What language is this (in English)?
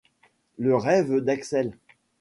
French